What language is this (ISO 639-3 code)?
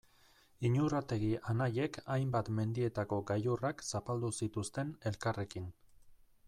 eus